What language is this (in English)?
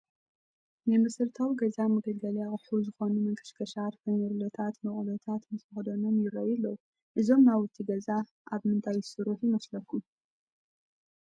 Tigrinya